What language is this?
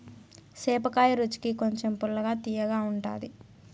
Telugu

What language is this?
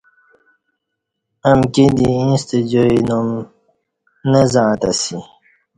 Kati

